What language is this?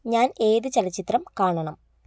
Malayalam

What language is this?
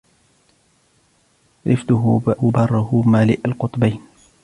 Arabic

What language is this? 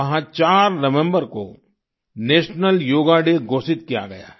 Hindi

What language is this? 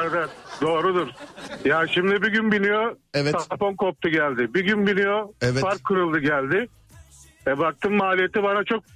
Turkish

